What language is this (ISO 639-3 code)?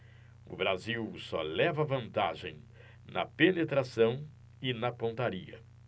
por